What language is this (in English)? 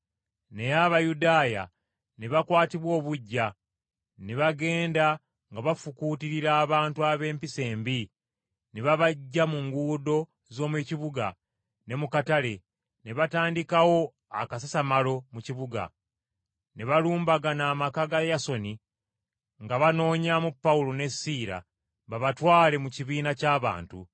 Ganda